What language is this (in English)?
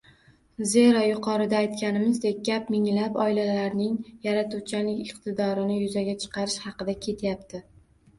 Uzbek